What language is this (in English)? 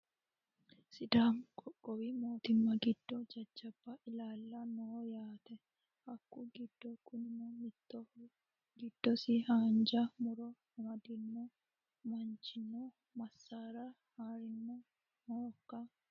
Sidamo